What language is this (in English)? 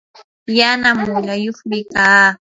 Yanahuanca Pasco Quechua